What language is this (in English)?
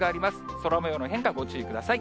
Japanese